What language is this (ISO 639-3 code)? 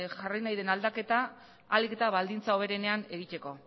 eus